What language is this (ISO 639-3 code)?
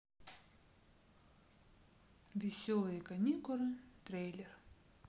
rus